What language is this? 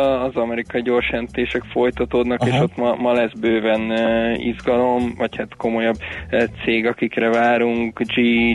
Hungarian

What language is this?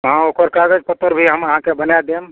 Maithili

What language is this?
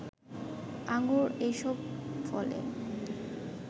Bangla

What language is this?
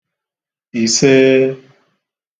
Igbo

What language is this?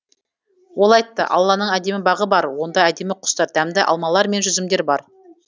Kazakh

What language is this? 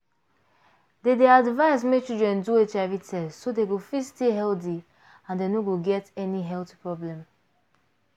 Nigerian Pidgin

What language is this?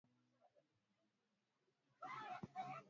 Swahili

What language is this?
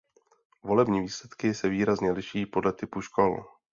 Czech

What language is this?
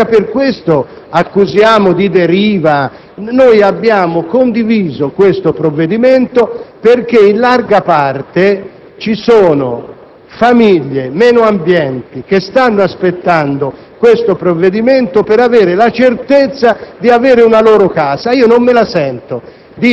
Italian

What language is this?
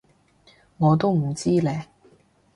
Cantonese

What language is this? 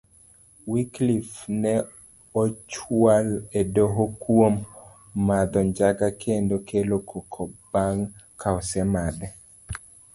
Luo (Kenya and Tanzania)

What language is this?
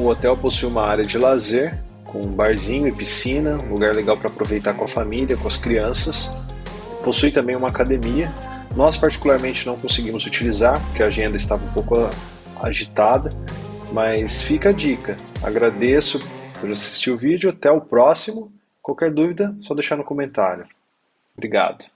Portuguese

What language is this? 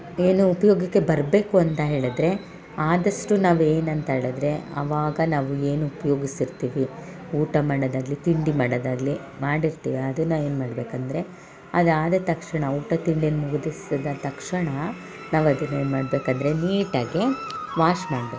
Kannada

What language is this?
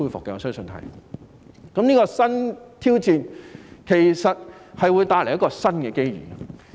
Cantonese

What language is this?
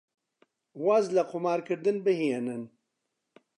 Central Kurdish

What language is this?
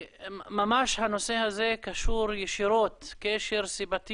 Hebrew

